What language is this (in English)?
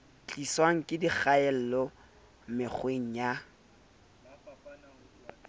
Southern Sotho